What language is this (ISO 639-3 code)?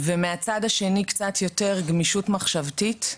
heb